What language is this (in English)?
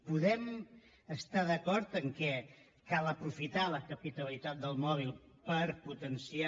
Catalan